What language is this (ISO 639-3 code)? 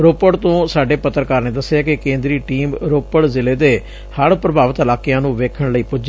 pan